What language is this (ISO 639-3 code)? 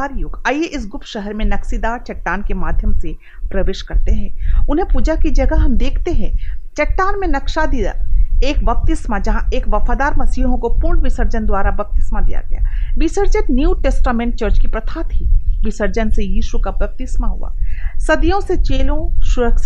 hin